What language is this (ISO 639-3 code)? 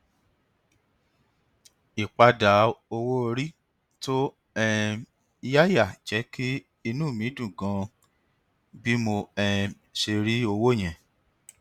yor